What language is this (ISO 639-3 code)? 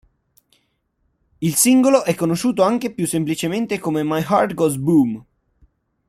ita